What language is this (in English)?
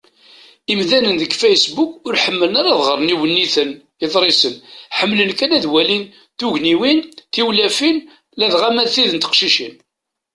Kabyle